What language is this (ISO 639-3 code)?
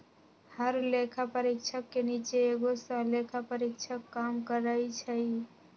mag